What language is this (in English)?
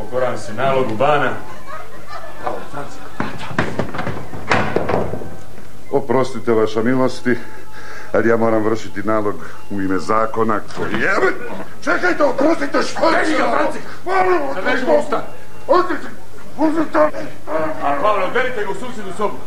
Croatian